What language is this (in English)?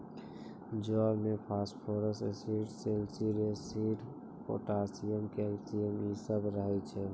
Maithili